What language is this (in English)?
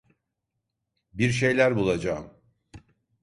Turkish